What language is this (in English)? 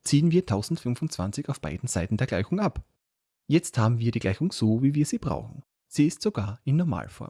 German